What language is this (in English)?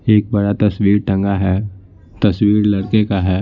Hindi